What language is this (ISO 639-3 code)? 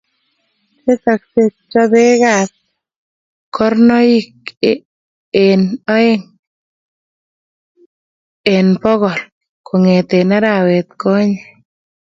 kln